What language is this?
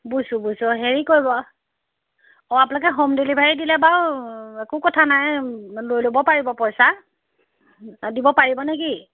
Assamese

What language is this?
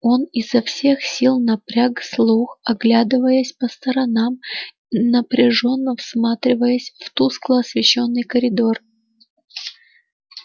Russian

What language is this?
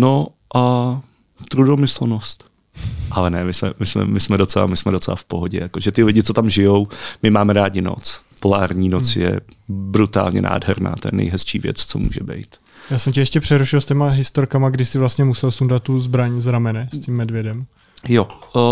Czech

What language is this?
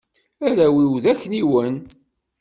Kabyle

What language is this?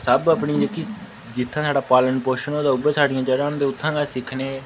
Dogri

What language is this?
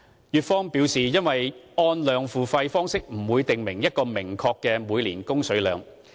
Cantonese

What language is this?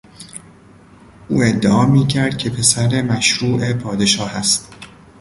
Persian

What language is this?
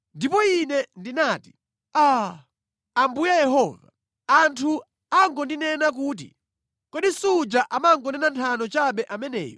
Nyanja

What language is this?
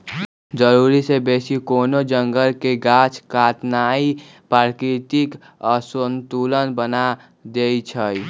Magahi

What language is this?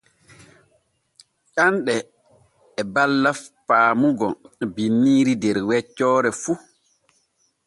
Borgu Fulfulde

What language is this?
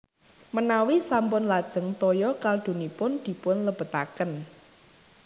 Javanese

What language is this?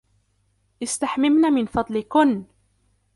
Arabic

